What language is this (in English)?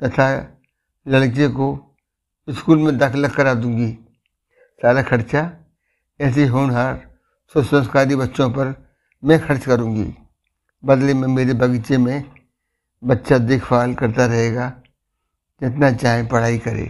Hindi